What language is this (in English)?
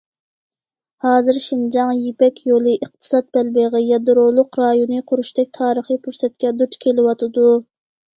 Uyghur